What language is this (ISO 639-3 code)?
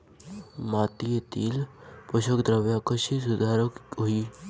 mar